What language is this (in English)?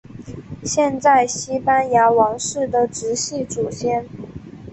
Chinese